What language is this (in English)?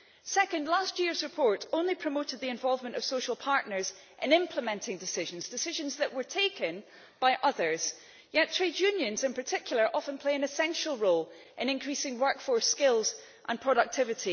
English